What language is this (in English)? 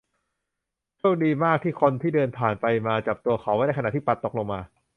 Thai